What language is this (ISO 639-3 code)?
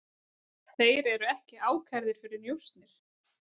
isl